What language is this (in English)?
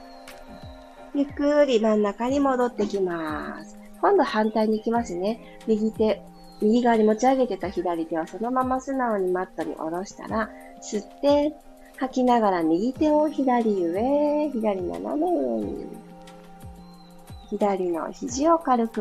Japanese